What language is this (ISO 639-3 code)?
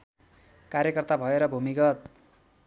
nep